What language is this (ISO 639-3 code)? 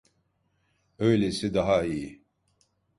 tur